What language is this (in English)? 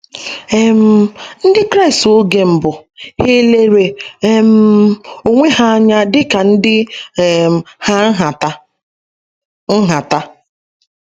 Igbo